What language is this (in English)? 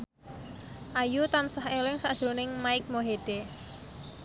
Javanese